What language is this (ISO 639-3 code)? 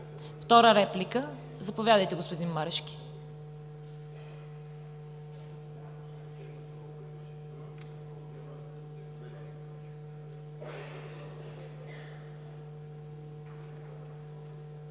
bul